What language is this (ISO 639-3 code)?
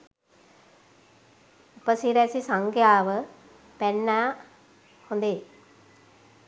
sin